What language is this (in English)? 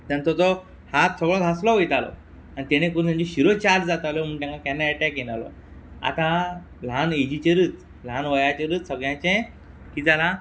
Konkani